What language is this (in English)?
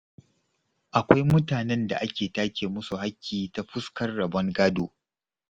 Hausa